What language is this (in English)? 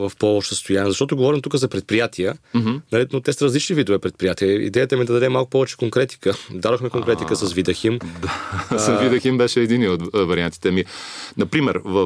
Bulgarian